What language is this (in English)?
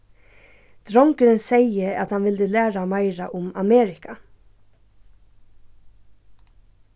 Faroese